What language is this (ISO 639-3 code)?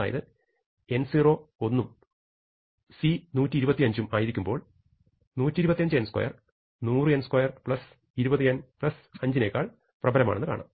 mal